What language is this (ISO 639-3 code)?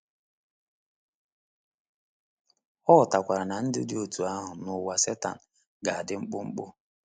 ibo